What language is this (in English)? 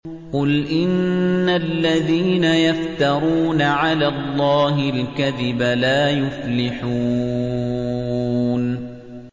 Arabic